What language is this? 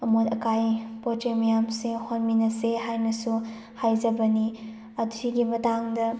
Manipuri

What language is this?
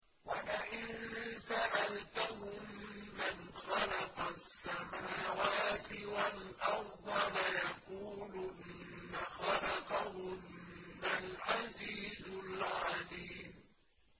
Arabic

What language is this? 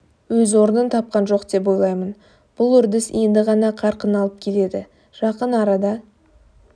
Kazakh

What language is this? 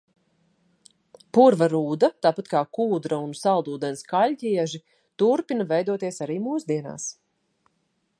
Latvian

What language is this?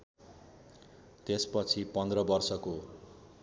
Nepali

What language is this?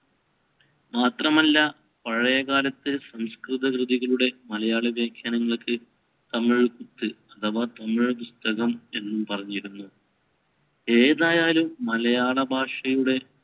Malayalam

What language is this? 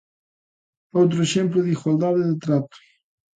Galician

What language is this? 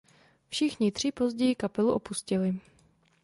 Czech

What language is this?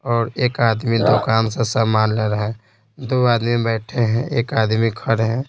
Hindi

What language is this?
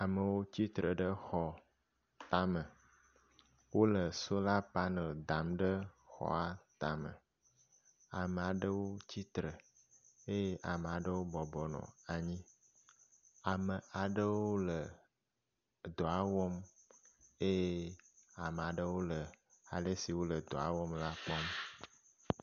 Ewe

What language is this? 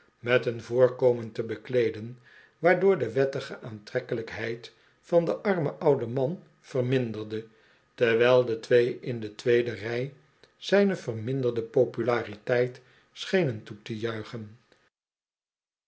Dutch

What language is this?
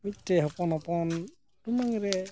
Santali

